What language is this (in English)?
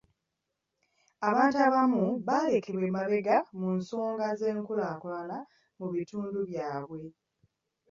Ganda